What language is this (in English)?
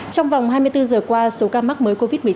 Vietnamese